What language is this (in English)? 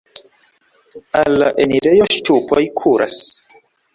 Esperanto